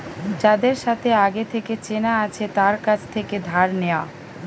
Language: Bangla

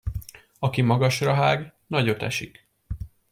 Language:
Hungarian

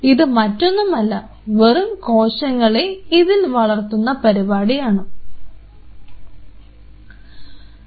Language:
Malayalam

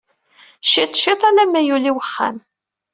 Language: Kabyle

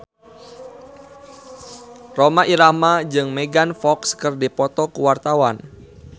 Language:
Sundanese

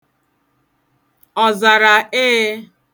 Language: Igbo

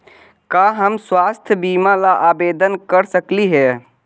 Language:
Magahi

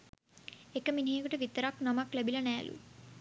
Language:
Sinhala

